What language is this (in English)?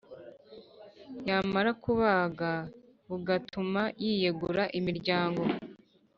Kinyarwanda